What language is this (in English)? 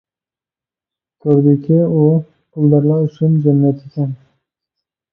Uyghur